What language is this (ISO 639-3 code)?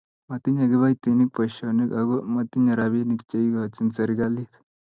kln